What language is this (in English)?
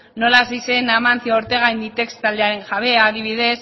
Basque